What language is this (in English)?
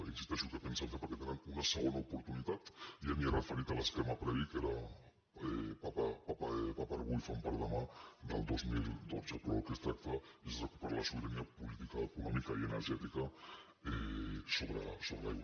Catalan